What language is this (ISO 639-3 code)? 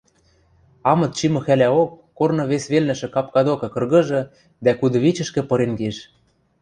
mrj